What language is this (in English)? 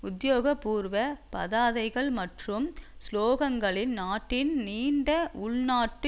Tamil